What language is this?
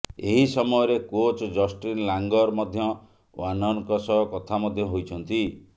Odia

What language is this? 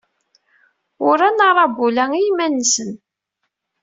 Kabyle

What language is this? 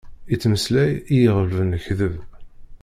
Kabyle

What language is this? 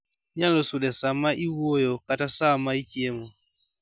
Luo (Kenya and Tanzania)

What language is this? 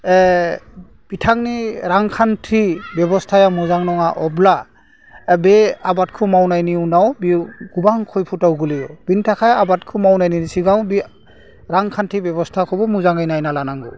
Bodo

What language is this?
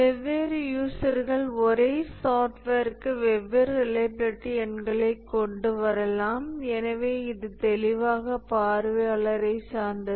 Tamil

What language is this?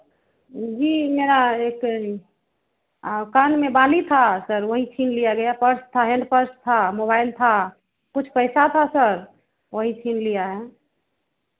Hindi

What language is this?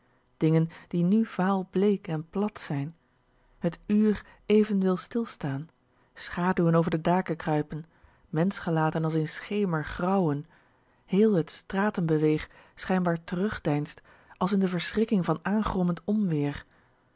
Dutch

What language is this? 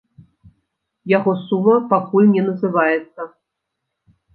Belarusian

